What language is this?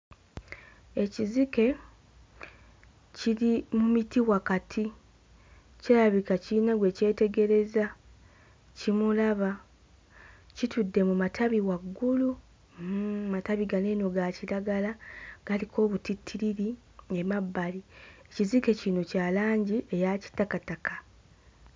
Ganda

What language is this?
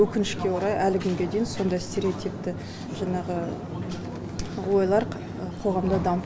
Kazakh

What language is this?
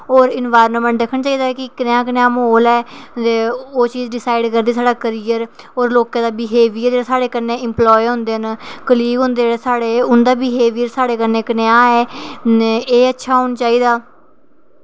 Dogri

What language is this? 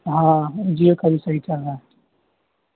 Urdu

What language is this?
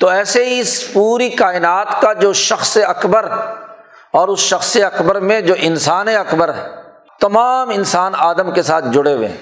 Urdu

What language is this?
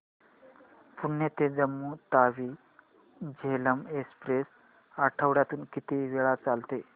Marathi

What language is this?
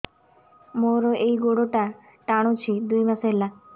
Odia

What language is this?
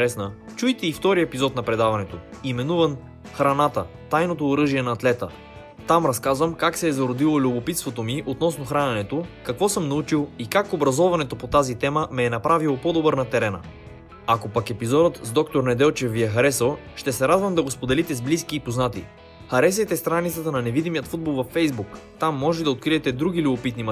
Bulgarian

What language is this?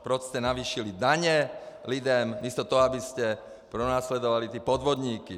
Czech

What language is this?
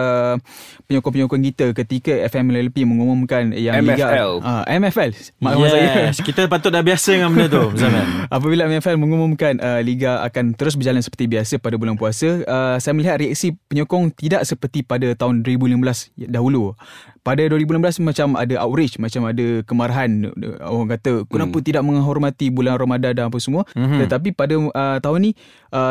Malay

